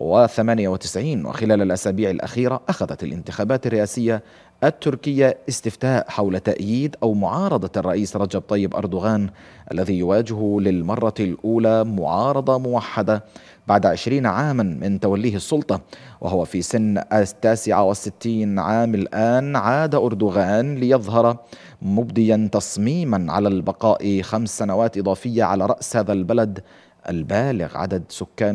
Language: Arabic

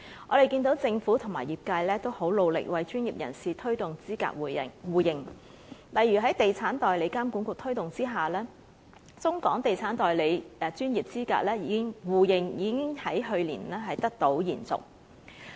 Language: Cantonese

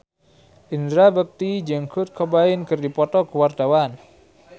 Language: Sundanese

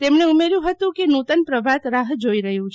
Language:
Gujarati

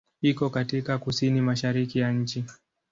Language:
Swahili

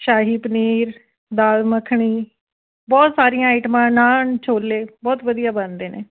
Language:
Punjabi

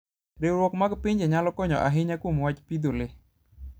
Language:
Luo (Kenya and Tanzania)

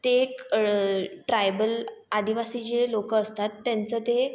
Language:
Marathi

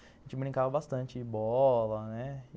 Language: Portuguese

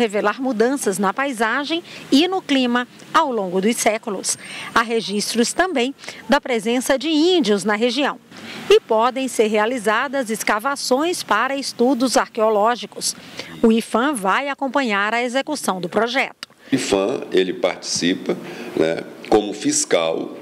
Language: Portuguese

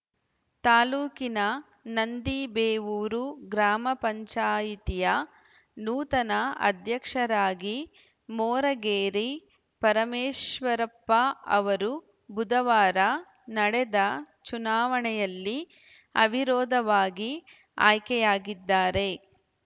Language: Kannada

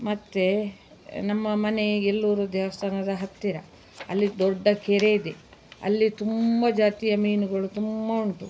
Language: Kannada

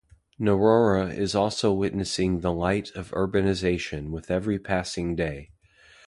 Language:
English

